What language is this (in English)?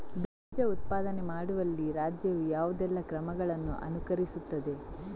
Kannada